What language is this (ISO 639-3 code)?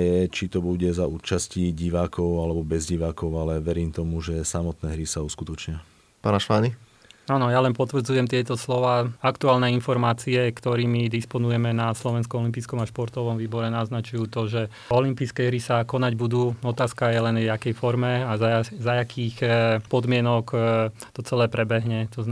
slk